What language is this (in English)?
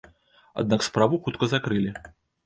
Belarusian